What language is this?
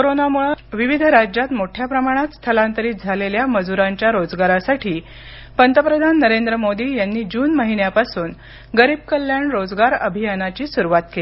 Marathi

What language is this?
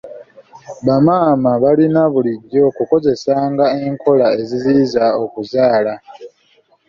Ganda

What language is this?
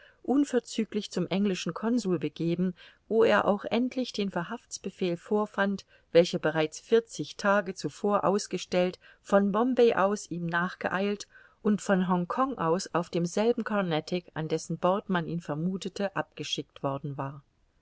German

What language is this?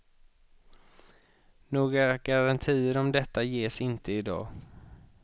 Swedish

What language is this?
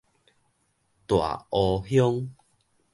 Min Nan Chinese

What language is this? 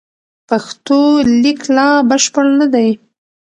Pashto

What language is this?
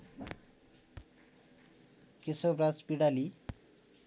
Nepali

